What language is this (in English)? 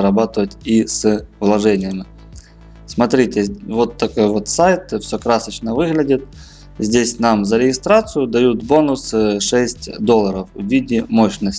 Russian